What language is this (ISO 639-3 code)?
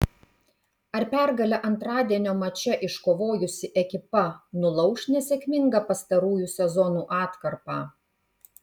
lit